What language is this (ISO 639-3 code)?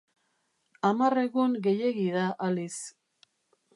eus